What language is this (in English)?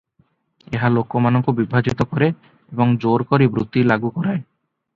Odia